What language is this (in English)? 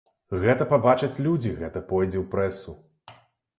Belarusian